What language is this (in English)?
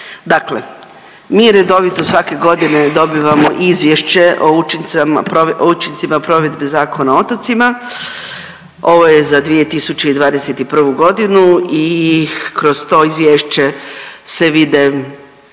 Croatian